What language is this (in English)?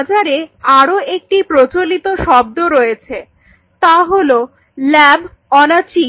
Bangla